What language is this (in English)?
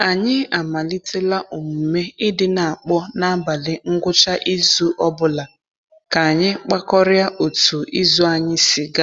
Igbo